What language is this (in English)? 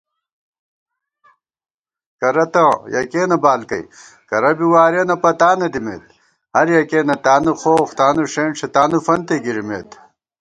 Gawar-Bati